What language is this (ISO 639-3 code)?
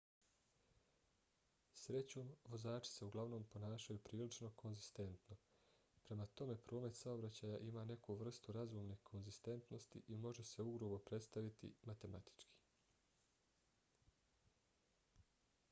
bos